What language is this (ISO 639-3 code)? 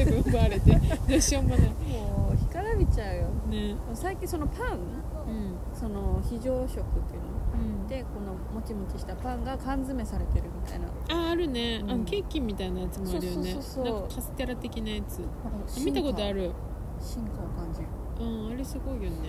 jpn